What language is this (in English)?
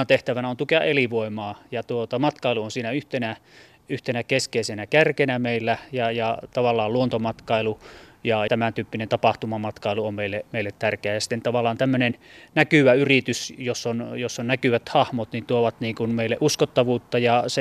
Finnish